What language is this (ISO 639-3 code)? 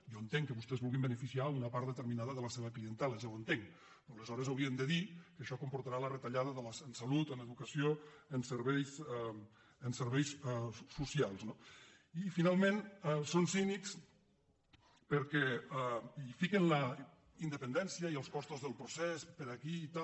cat